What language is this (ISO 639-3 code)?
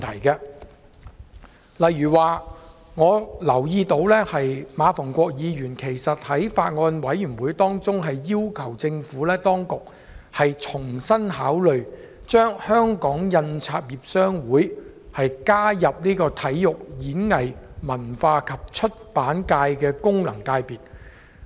yue